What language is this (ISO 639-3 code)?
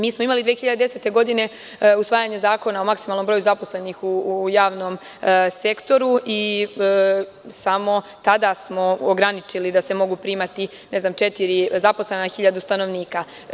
srp